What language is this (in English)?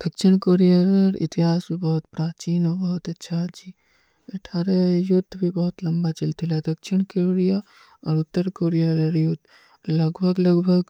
Kui (India)